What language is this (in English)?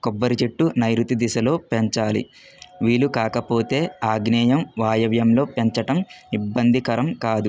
Telugu